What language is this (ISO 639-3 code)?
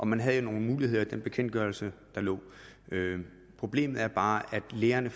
dan